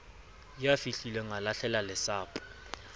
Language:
Southern Sotho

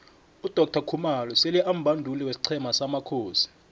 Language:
South Ndebele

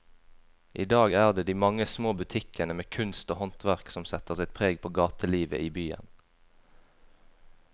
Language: Norwegian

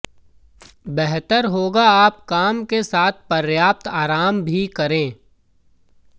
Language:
Hindi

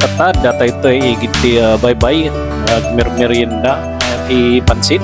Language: Filipino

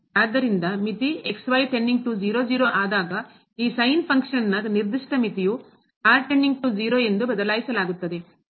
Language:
Kannada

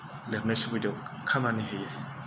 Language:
Bodo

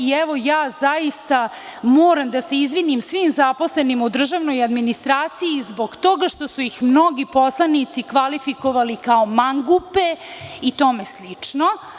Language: Serbian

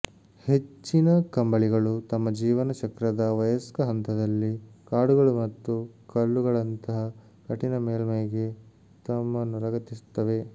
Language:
Kannada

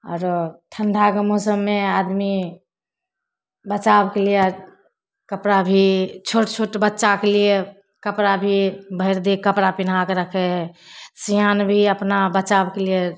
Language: Maithili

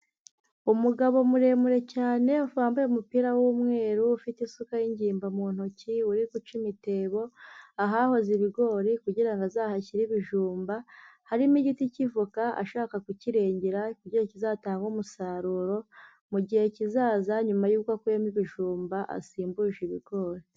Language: Kinyarwanda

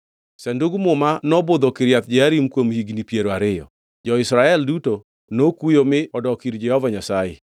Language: Luo (Kenya and Tanzania)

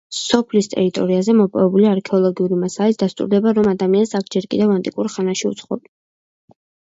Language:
Georgian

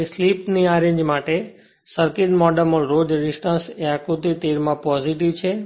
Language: Gujarati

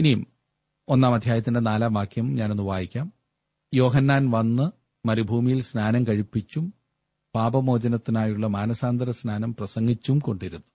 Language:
Malayalam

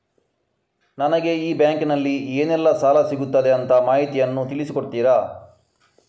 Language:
Kannada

